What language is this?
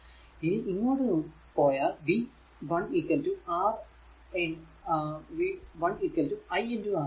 Malayalam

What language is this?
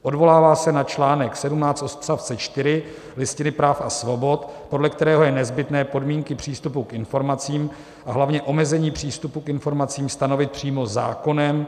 Czech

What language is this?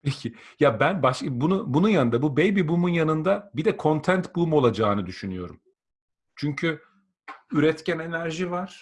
Turkish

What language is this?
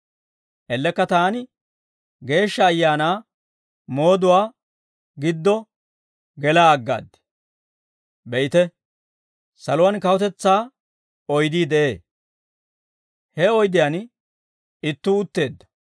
Dawro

